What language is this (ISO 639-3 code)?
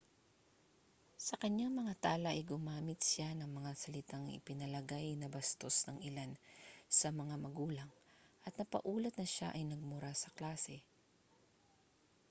fil